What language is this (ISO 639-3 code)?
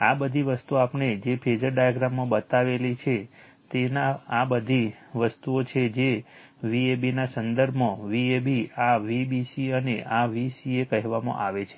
guj